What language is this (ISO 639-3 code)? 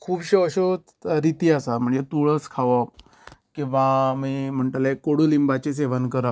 kok